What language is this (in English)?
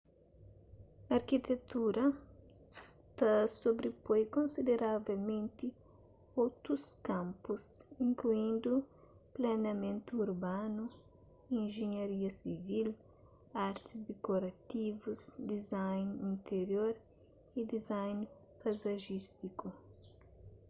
Kabuverdianu